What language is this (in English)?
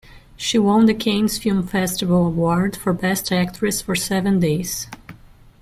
English